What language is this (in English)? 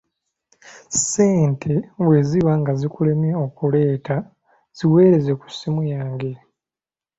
Ganda